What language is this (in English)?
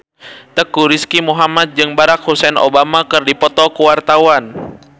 Sundanese